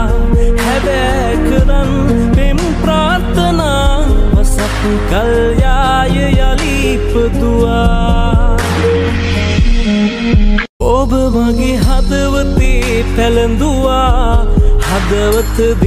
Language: Romanian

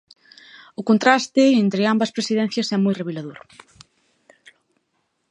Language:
Galician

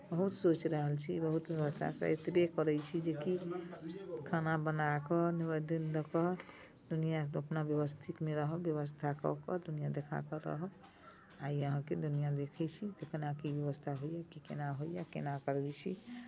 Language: Maithili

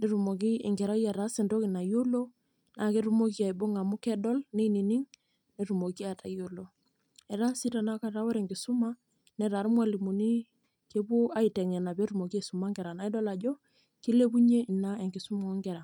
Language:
Masai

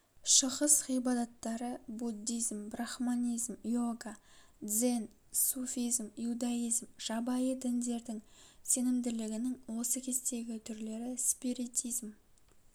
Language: Kazakh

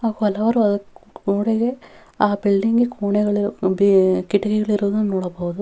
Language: Kannada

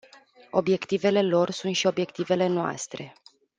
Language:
Romanian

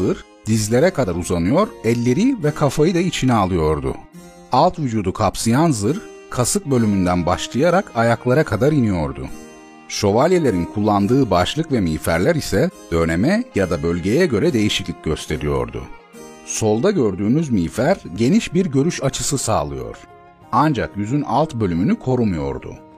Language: Turkish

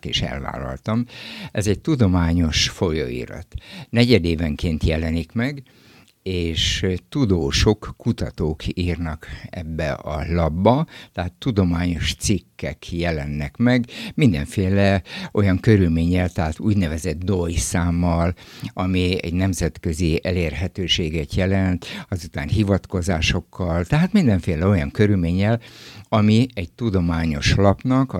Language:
Hungarian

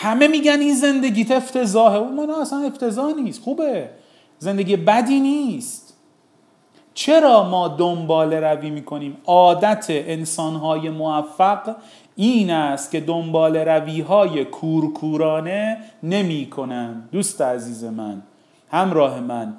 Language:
Persian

